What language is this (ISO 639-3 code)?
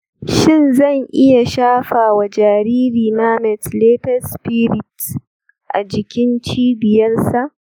hau